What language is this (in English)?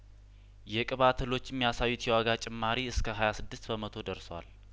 Amharic